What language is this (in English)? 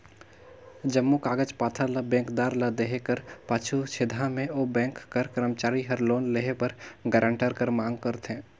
Chhattisgarhi